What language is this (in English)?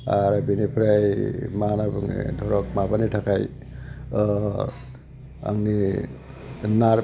Bodo